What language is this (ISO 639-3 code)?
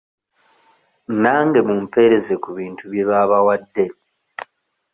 lug